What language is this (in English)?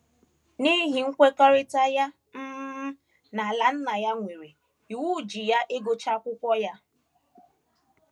Igbo